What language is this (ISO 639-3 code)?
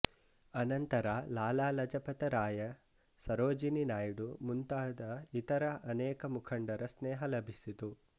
kan